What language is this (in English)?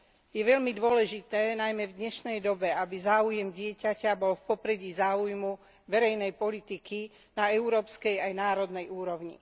Slovak